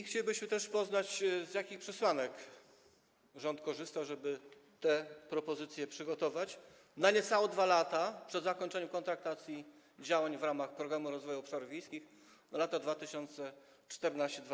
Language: Polish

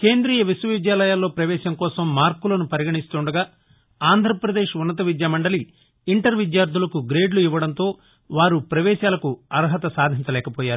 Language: Telugu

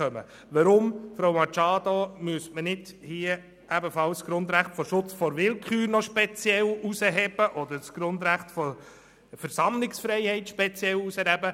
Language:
Swiss German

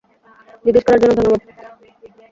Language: Bangla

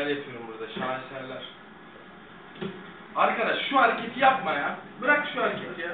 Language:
Turkish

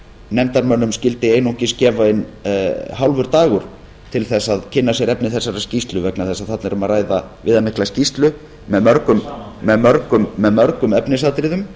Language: Icelandic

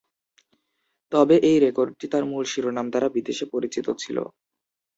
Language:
Bangla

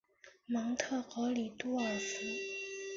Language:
Chinese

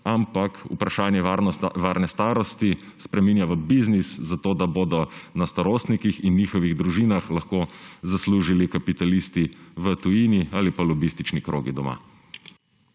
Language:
Slovenian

